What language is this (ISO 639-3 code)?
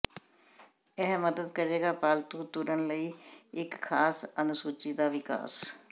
pan